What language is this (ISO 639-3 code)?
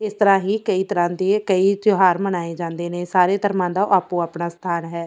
pan